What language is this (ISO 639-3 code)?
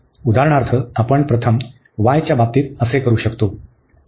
mar